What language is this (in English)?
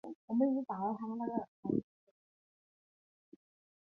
Chinese